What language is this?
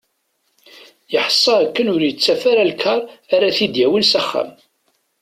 Kabyle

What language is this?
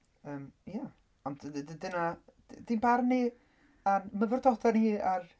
Welsh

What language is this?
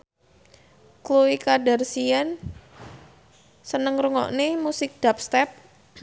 Javanese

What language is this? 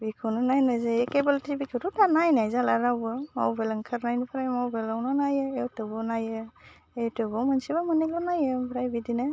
Bodo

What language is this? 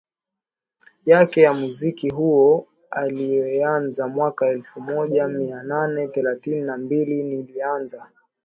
Swahili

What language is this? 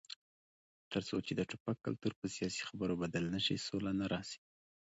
Pashto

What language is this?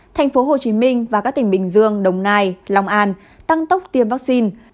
Vietnamese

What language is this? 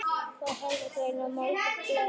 Icelandic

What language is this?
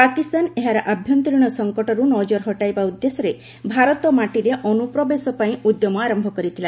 Odia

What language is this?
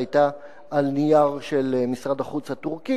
Hebrew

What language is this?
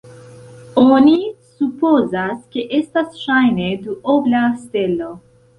Esperanto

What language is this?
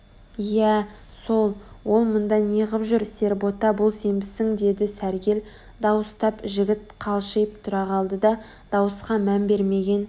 Kazakh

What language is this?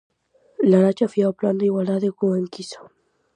Galician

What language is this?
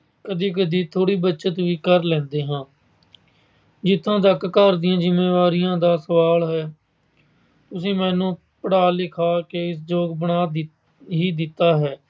Punjabi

